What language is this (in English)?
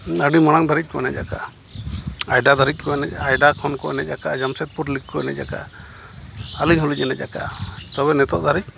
Santali